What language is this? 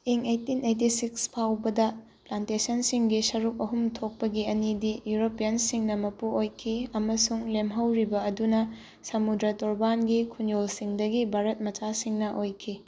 Manipuri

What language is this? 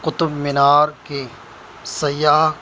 Urdu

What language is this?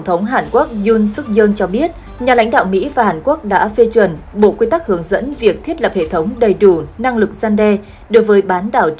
Vietnamese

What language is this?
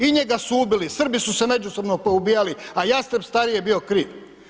Croatian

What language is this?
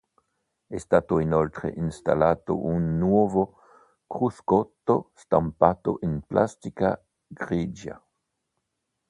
Italian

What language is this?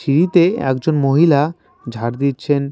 Bangla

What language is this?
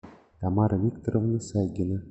Russian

